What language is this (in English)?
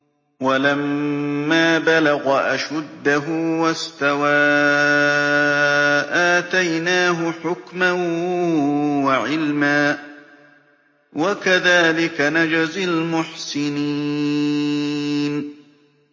Arabic